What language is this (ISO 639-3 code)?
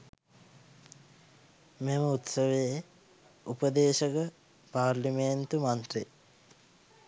sin